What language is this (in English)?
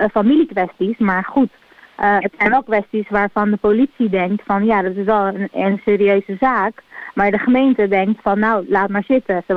Dutch